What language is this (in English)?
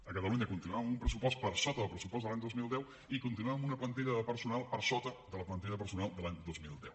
Catalan